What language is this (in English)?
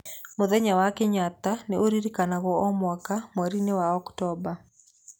Kikuyu